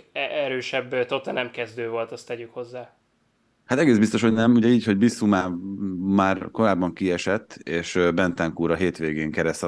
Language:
Hungarian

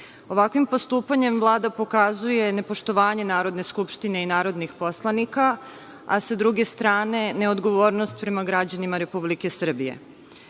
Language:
Serbian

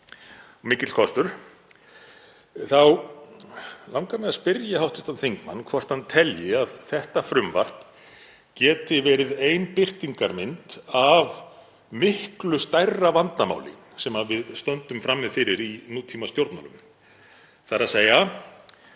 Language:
Icelandic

